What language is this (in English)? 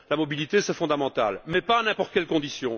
French